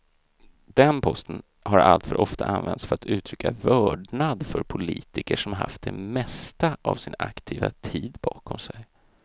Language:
Swedish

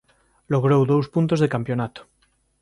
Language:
Galician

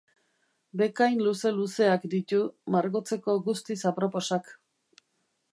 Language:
Basque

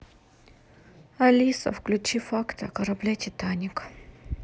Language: Russian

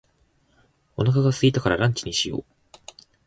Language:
Japanese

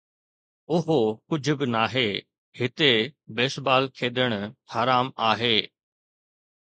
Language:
Sindhi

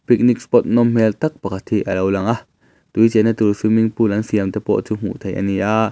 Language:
Mizo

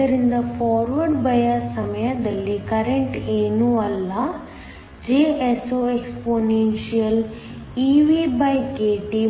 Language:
Kannada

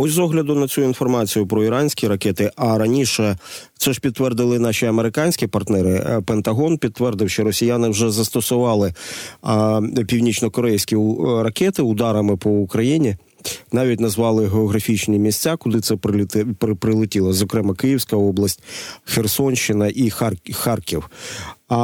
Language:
Ukrainian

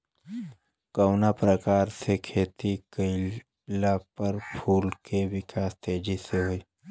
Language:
Bhojpuri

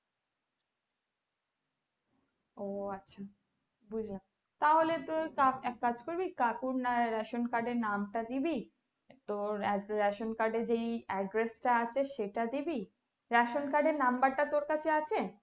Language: Bangla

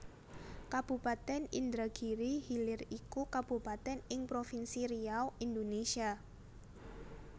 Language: Javanese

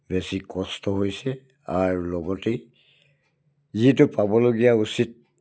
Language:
Assamese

